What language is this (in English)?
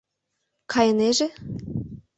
Mari